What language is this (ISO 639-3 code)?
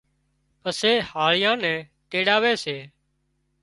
kxp